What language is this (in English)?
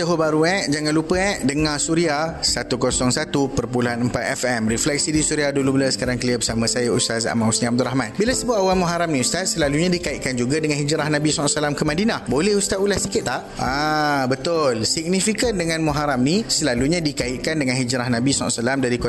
Malay